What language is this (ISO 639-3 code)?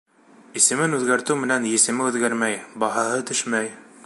bak